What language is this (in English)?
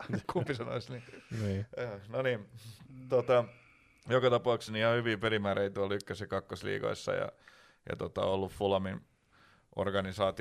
Finnish